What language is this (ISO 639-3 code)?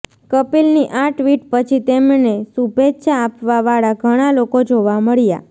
guj